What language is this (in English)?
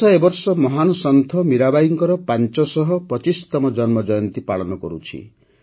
Odia